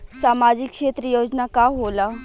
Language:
Bhojpuri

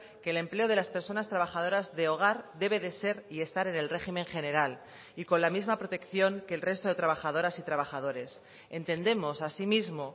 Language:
Spanish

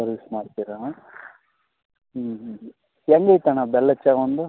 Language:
Kannada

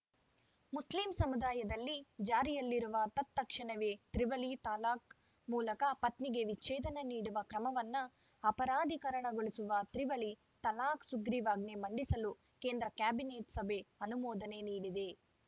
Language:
Kannada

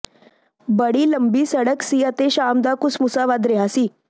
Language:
Punjabi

